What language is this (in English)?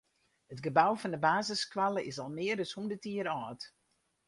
Western Frisian